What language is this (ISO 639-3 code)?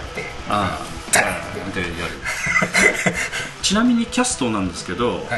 jpn